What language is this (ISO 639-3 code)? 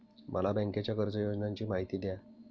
mar